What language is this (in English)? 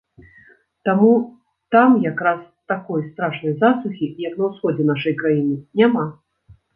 Belarusian